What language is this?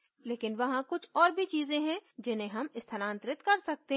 Hindi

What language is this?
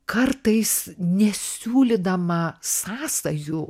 Lithuanian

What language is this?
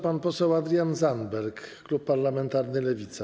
Polish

